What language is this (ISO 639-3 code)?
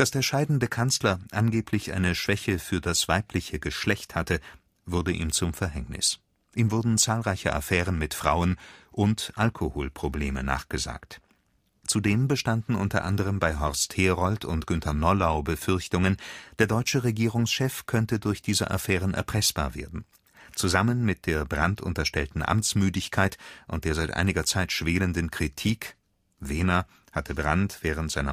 deu